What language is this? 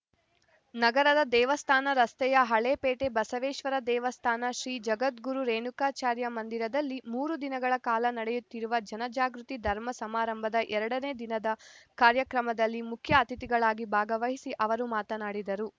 Kannada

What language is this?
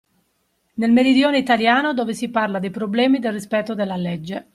Italian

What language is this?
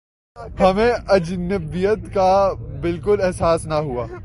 Urdu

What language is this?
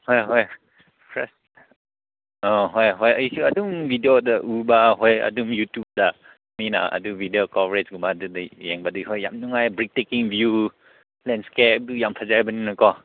Manipuri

